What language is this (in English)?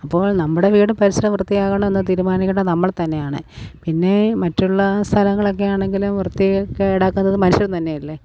Malayalam